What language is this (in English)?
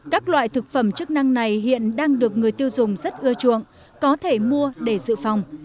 Vietnamese